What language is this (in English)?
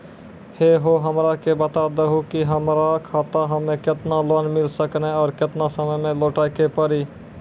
Maithili